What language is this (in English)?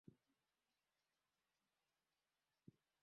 Swahili